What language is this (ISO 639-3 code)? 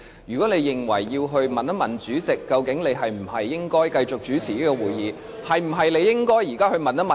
yue